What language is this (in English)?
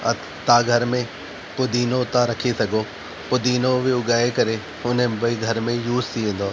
Sindhi